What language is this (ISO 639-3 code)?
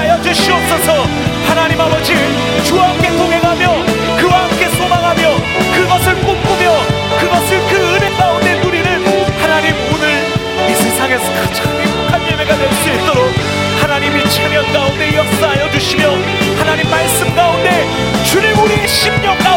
kor